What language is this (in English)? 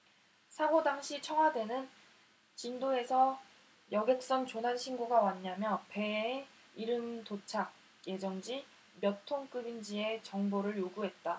Korean